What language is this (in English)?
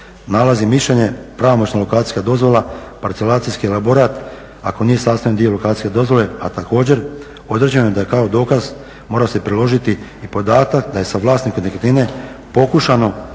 Croatian